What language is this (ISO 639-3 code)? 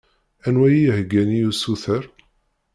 kab